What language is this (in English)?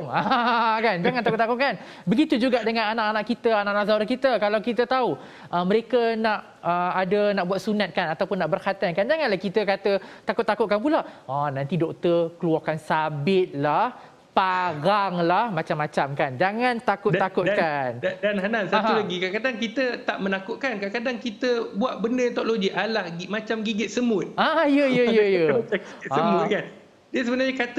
Malay